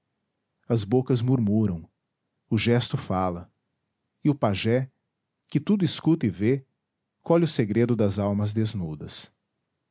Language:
Portuguese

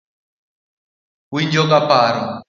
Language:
Luo (Kenya and Tanzania)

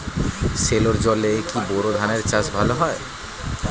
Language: Bangla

